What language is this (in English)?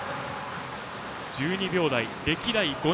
Japanese